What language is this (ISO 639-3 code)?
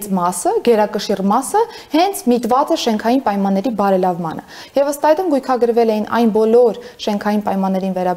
ron